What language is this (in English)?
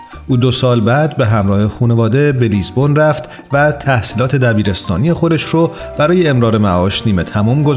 Persian